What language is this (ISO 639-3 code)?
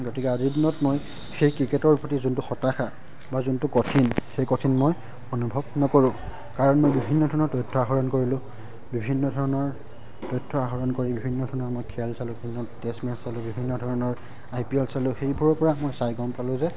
asm